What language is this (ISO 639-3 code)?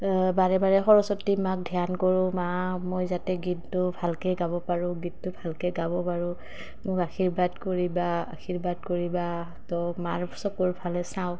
asm